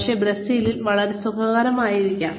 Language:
Malayalam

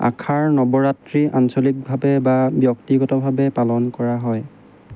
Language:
Assamese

